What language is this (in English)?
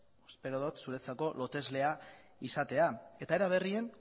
Basque